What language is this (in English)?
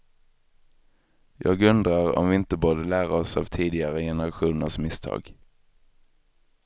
Swedish